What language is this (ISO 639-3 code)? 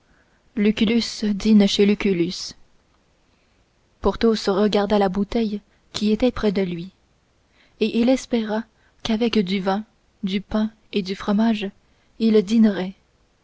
fra